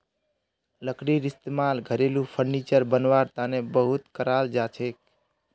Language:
Magahi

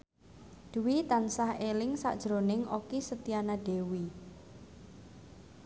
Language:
Javanese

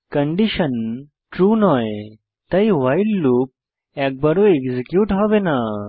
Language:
Bangla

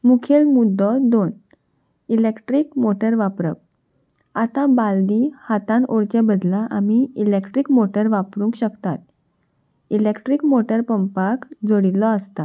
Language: Konkani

